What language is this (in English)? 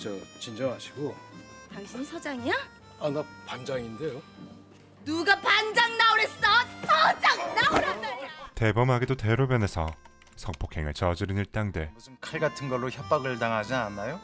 Korean